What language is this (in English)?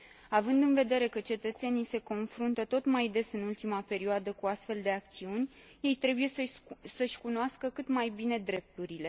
Romanian